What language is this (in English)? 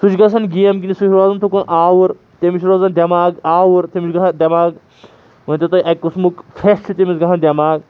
Kashmiri